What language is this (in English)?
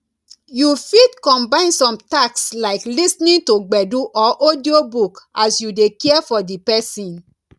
Nigerian Pidgin